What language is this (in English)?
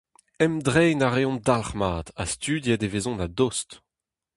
Breton